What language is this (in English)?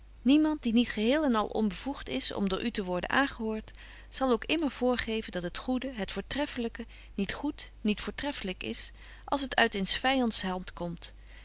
Dutch